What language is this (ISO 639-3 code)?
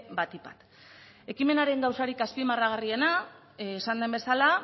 eus